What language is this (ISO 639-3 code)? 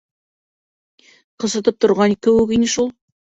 bak